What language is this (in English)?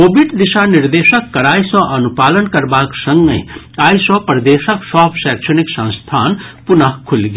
Maithili